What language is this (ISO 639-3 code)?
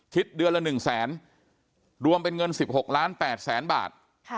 tha